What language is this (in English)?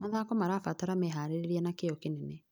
Kikuyu